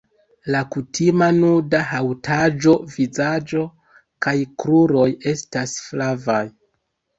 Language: Esperanto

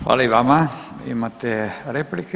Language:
Croatian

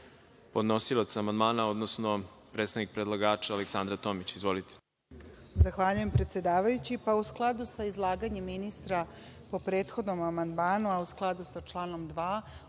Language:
Serbian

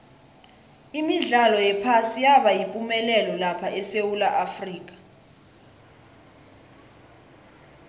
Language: South Ndebele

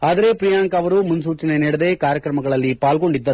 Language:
Kannada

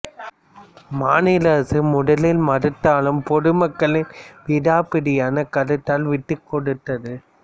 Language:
Tamil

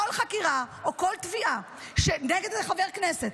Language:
Hebrew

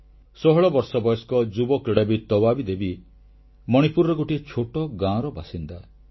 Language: Odia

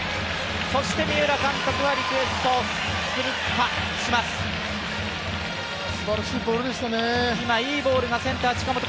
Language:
Japanese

